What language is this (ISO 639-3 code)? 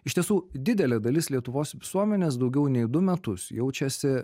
lit